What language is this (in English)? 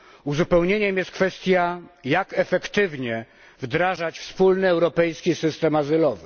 Polish